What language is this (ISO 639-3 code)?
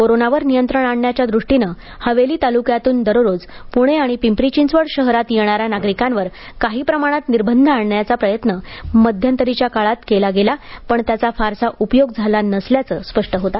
mar